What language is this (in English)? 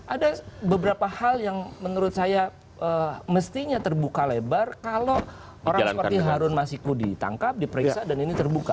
Indonesian